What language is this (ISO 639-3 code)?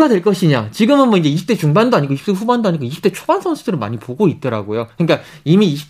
kor